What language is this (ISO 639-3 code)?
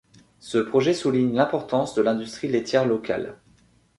fra